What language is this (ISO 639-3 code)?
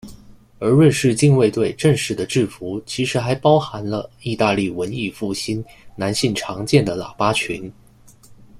zho